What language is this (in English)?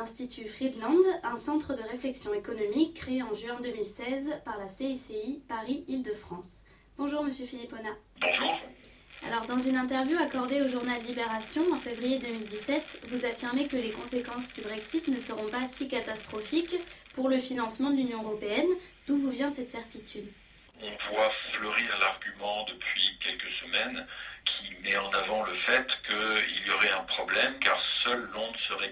French